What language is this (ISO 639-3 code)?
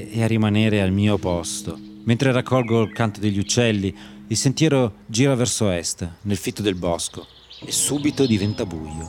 ita